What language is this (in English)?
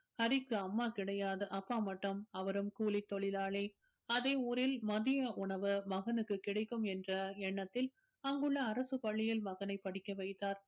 Tamil